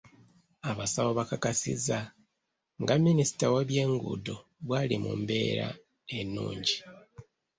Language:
Ganda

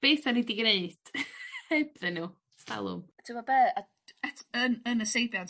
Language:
Welsh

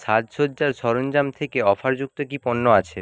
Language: Bangla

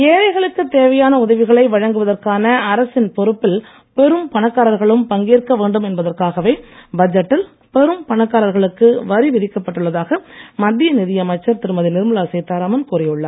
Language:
Tamil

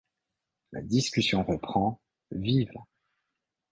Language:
French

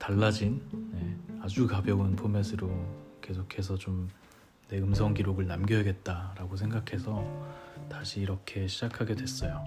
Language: Korean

